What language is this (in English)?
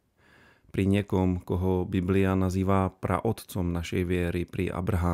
Czech